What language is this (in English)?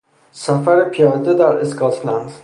Persian